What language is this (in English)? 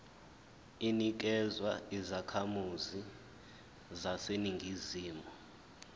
Zulu